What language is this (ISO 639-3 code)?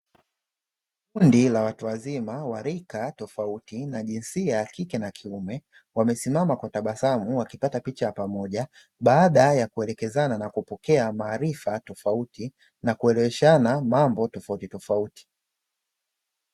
swa